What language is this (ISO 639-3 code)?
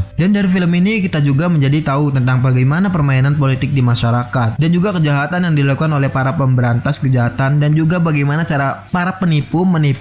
ind